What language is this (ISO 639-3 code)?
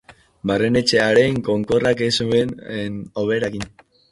eus